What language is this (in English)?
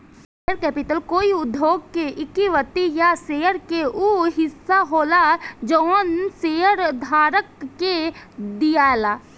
Bhojpuri